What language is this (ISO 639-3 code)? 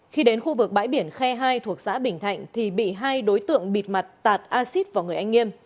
vie